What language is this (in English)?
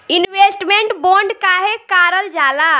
Bhojpuri